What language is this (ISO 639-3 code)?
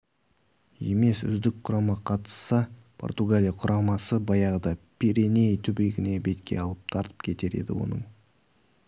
kaz